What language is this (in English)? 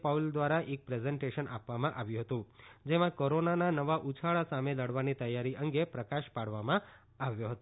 Gujarati